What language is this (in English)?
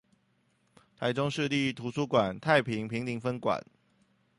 Chinese